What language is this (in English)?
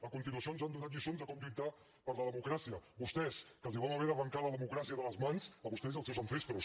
Catalan